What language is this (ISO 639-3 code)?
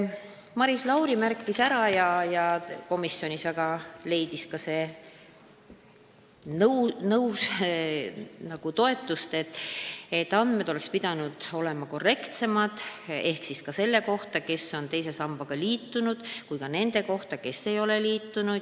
est